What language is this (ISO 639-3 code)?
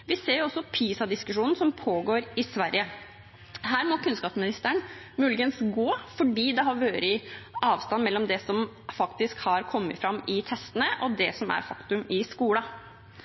nob